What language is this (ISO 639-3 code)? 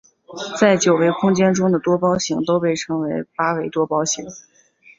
zho